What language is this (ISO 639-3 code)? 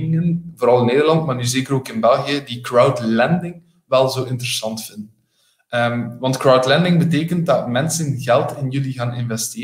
nld